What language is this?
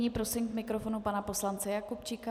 Czech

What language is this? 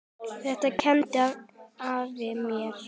Icelandic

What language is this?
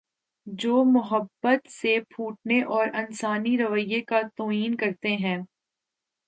Urdu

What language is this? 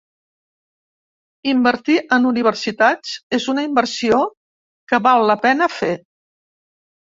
Catalan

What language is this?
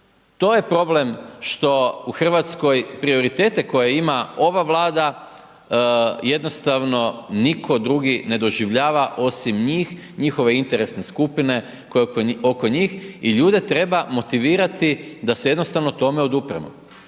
Croatian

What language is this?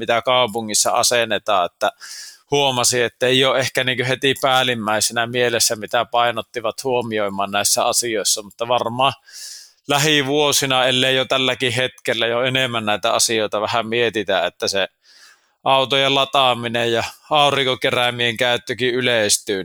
Finnish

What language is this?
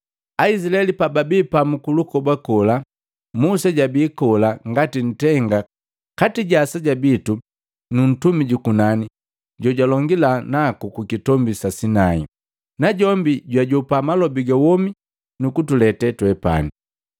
Matengo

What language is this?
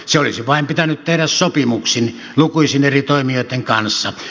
Finnish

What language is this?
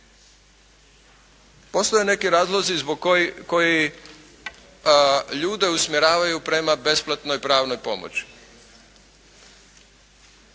Croatian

